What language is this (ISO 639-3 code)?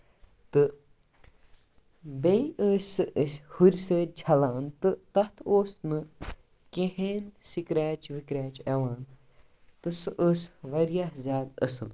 kas